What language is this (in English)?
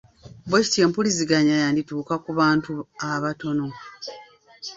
Ganda